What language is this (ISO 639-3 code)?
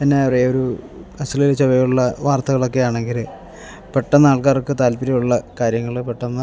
mal